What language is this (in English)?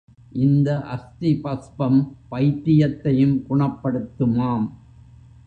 Tamil